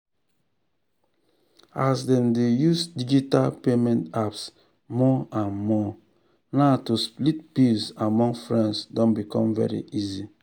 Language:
Nigerian Pidgin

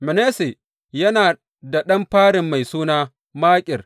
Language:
Hausa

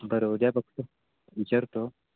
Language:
Marathi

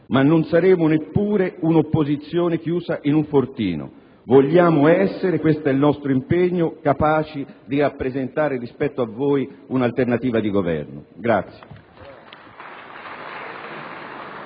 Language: Italian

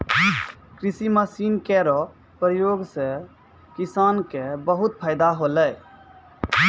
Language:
Maithili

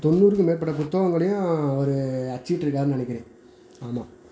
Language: Tamil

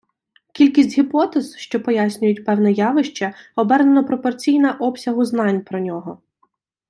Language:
Ukrainian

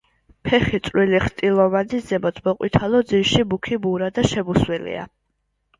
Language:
Georgian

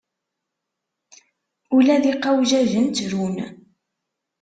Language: Kabyle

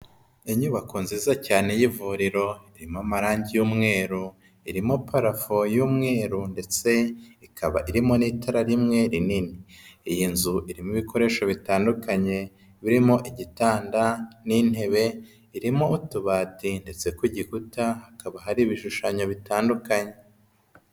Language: Kinyarwanda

